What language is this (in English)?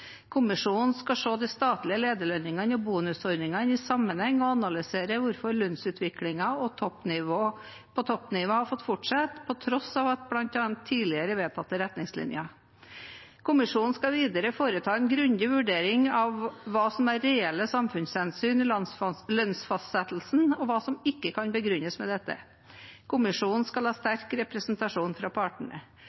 Norwegian Bokmål